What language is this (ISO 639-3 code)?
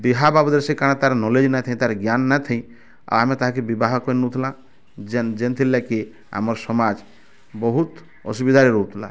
ori